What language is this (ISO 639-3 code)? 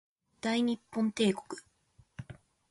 jpn